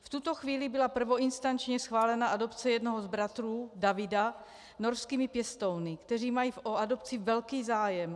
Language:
Czech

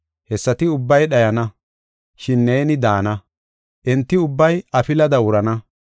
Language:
Gofa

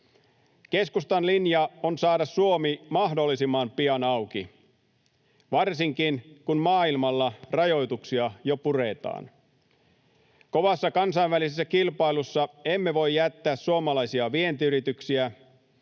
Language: Finnish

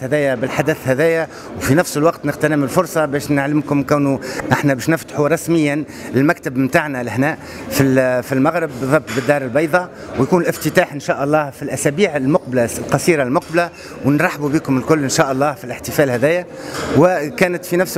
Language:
Arabic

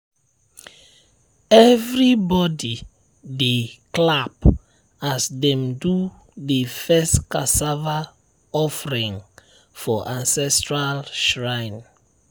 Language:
Nigerian Pidgin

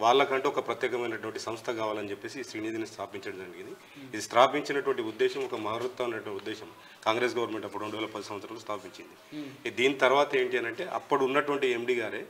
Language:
Telugu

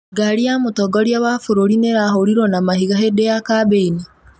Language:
Kikuyu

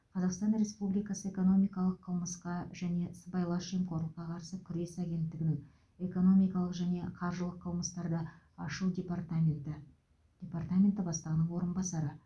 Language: Kazakh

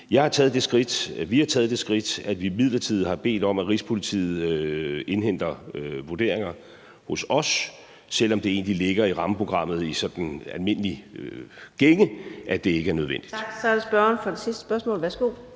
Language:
Danish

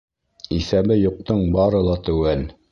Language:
Bashkir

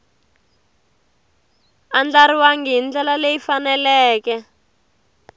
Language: Tsonga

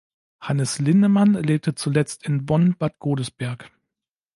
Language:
German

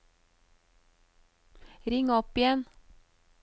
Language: Norwegian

